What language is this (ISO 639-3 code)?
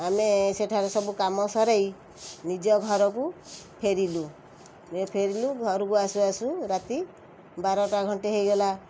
ori